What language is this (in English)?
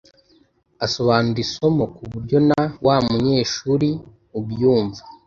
Kinyarwanda